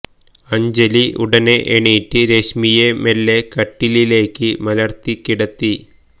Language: Malayalam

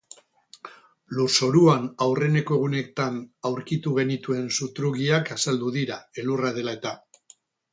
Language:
Basque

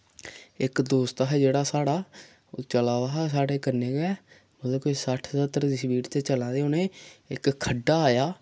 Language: Dogri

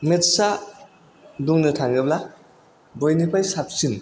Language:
Bodo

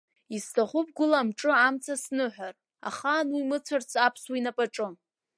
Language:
Abkhazian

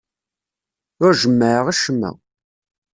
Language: Kabyle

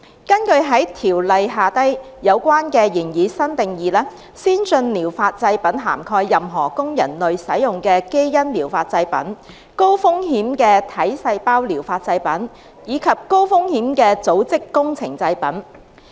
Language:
Cantonese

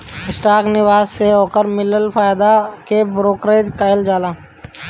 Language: Bhojpuri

